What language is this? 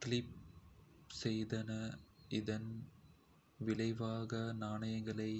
Kota (India)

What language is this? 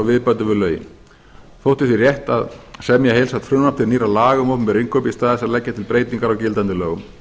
Icelandic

